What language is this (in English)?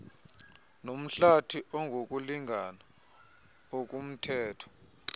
Xhosa